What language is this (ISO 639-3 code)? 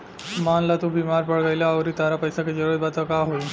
bho